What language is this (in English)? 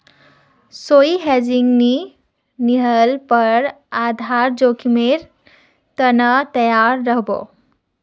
Magahi